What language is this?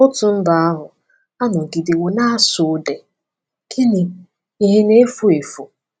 Igbo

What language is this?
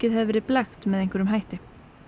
Icelandic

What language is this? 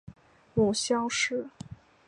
Chinese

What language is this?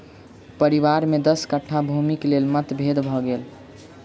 Maithili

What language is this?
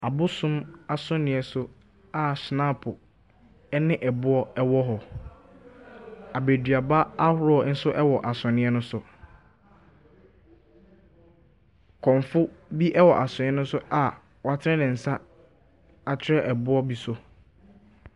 Akan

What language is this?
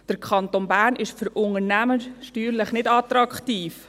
Swiss German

